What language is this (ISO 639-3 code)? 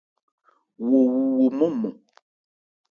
ebr